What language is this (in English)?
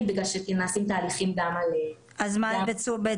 Hebrew